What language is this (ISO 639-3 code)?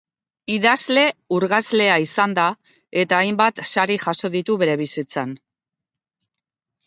eus